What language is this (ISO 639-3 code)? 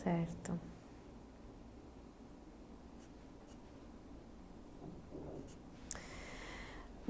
por